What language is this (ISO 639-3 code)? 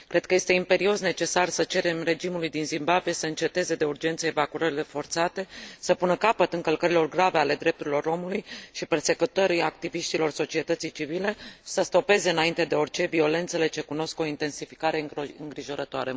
ron